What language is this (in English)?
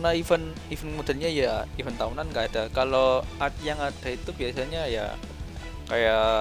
Indonesian